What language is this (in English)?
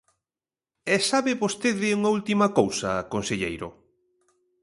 Galician